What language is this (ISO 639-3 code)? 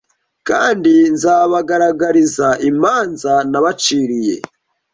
kin